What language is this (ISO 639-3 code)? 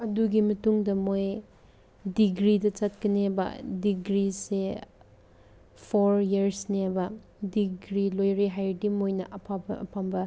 mni